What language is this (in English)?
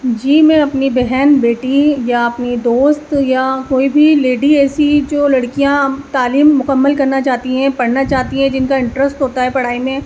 Urdu